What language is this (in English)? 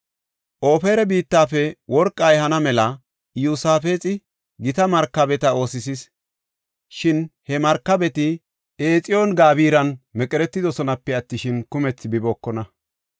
Gofa